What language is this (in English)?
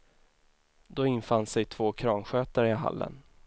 Swedish